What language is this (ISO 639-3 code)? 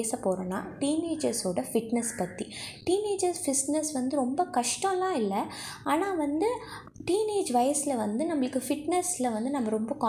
tam